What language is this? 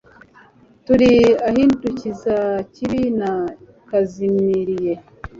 Kinyarwanda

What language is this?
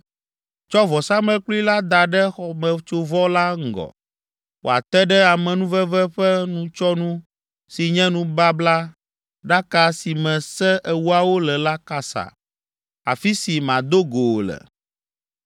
Ewe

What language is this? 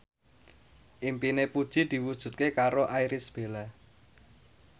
Javanese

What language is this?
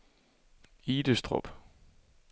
Danish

